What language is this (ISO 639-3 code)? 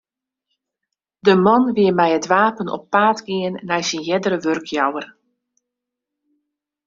fry